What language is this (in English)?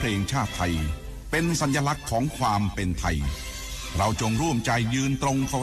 Thai